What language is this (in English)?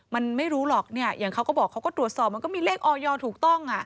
Thai